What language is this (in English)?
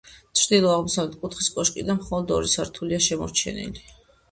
Georgian